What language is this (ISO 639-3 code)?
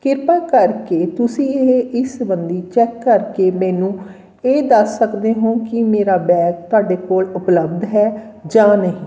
pan